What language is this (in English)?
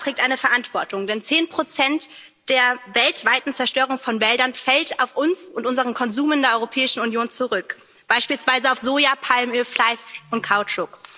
German